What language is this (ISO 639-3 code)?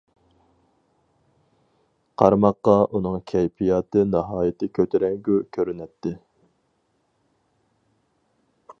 uig